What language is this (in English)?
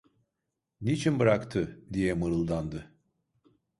Turkish